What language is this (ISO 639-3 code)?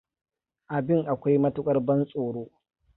hau